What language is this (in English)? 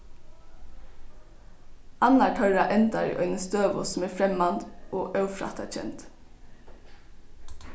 Faroese